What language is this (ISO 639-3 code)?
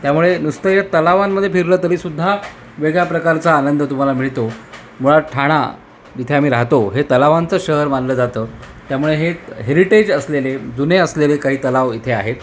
mar